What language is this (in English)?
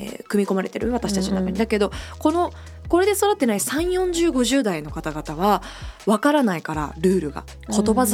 Japanese